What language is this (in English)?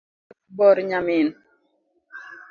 Luo (Kenya and Tanzania)